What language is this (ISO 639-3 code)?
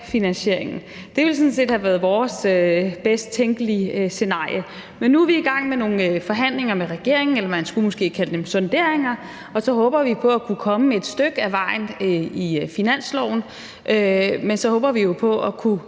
dan